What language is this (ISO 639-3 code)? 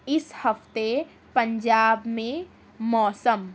urd